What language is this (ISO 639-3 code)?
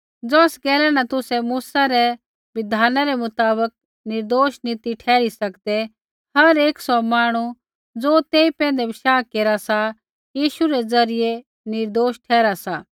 kfx